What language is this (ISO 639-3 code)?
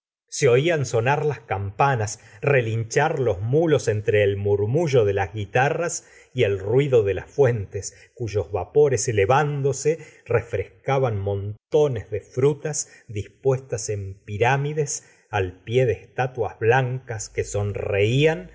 spa